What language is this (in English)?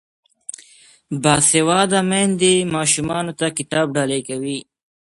Pashto